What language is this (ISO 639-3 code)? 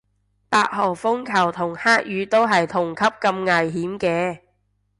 yue